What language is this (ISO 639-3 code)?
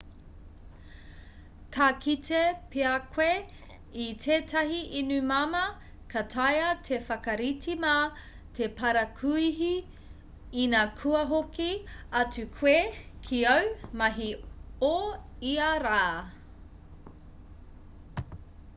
mri